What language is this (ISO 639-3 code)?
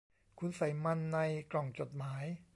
tha